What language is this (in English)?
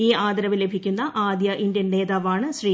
Malayalam